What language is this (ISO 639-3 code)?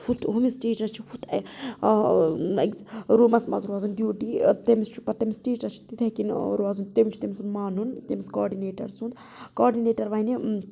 kas